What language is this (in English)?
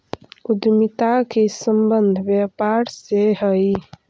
Magahi